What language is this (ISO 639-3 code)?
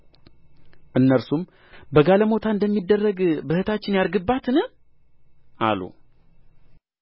amh